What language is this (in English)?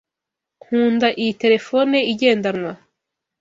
Kinyarwanda